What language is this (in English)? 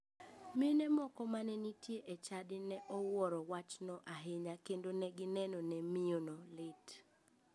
Luo (Kenya and Tanzania)